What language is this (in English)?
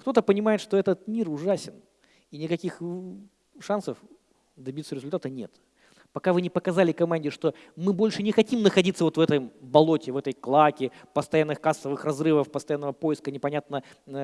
Russian